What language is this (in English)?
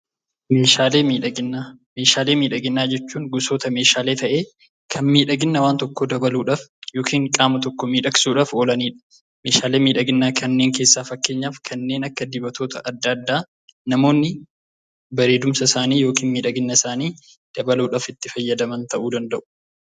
Oromo